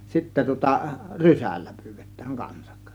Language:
Finnish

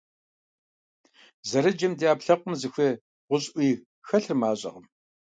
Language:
Kabardian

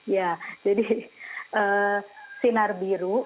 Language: Indonesian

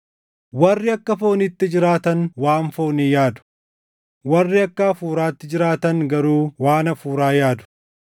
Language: Oromo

